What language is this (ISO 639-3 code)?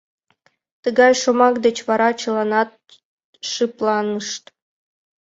chm